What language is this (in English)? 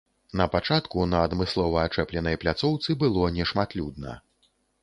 Belarusian